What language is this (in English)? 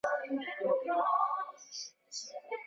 Swahili